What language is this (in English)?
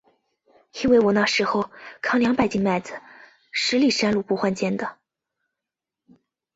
Chinese